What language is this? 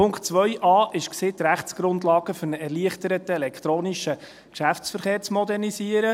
Swiss German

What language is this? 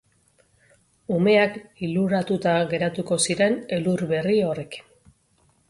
Basque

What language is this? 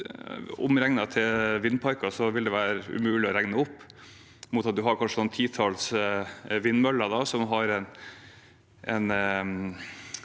Norwegian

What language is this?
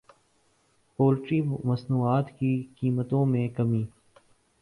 Urdu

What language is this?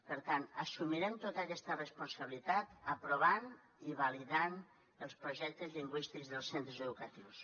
Catalan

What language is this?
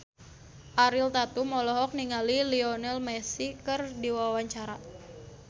Sundanese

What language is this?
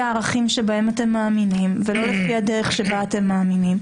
Hebrew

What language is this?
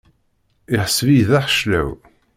Kabyle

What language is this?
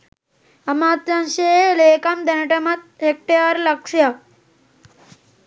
Sinhala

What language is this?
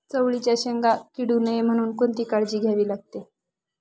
Marathi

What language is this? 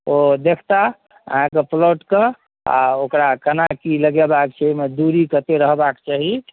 Maithili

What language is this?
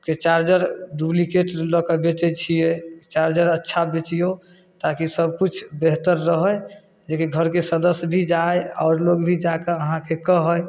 Maithili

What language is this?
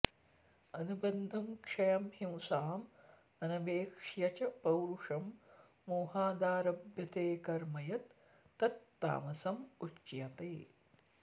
Sanskrit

